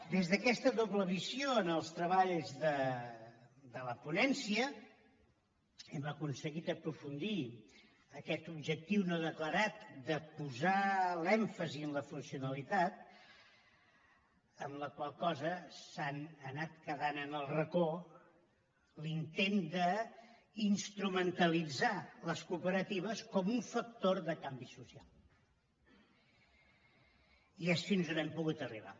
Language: Catalan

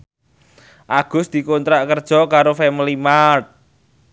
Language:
Javanese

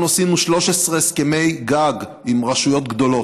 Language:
Hebrew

